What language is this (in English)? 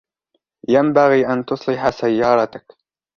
Arabic